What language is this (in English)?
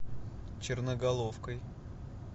Russian